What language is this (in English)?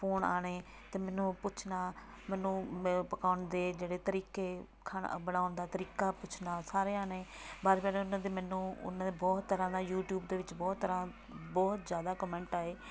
Punjabi